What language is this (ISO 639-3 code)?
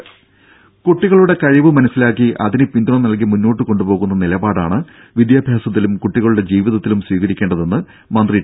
mal